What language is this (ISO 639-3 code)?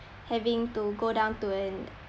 eng